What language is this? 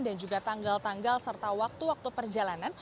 Indonesian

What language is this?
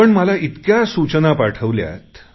Marathi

